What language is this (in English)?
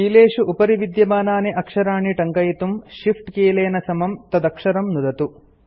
Sanskrit